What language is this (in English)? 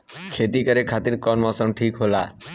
Bhojpuri